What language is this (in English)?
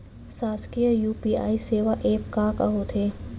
Chhattisgarhi